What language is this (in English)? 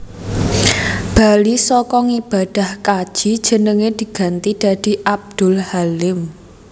Javanese